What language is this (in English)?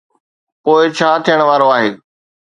Sindhi